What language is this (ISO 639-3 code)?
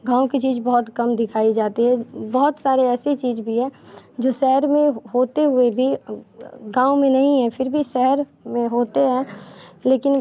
hin